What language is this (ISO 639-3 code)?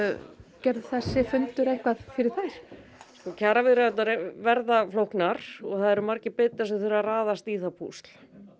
isl